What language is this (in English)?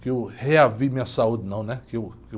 Portuguese